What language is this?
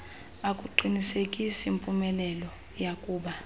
Xhosa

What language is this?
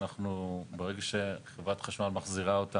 Hebrew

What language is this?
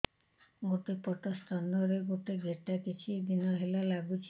Odia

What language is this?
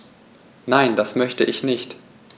German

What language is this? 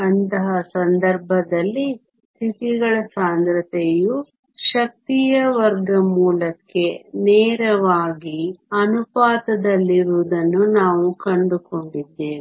Kannada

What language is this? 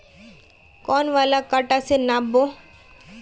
Magahi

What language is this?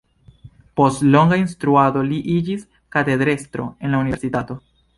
Esperanto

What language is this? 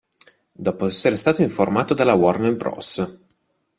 Italian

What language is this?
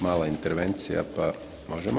Croatian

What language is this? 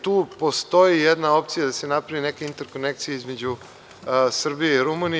Serbian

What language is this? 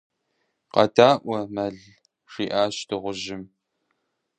Kabardian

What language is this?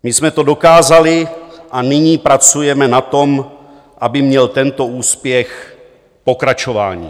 Czech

